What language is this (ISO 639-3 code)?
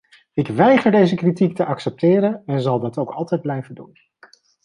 nld